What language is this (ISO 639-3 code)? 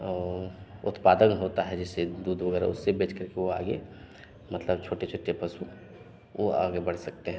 hin